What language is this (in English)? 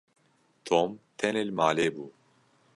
Kurdish